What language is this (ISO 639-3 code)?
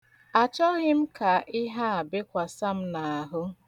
ibo